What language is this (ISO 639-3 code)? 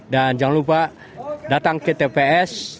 ind